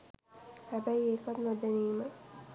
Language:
Sinhala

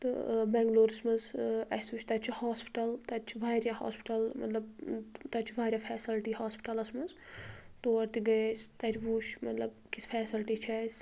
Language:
Kashmiri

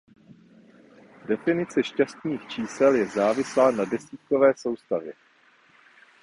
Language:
Czech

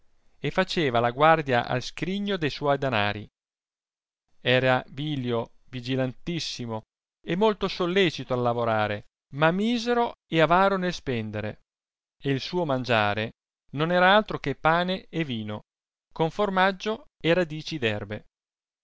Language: Italian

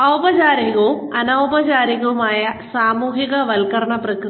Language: Malayalam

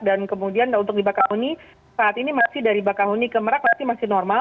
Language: Indonesian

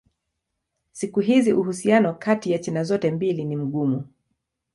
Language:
Swahili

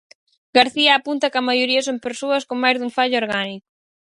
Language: Galician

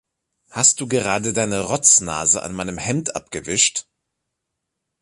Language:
German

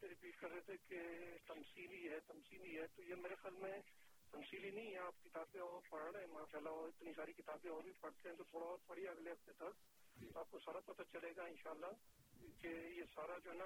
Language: Urdu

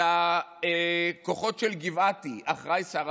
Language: Hebrew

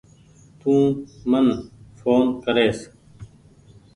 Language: Goaria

